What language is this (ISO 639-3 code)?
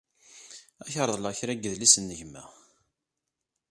kab